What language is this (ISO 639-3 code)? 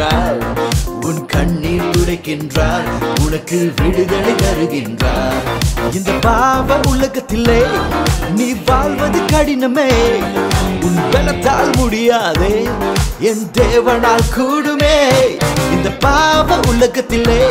urd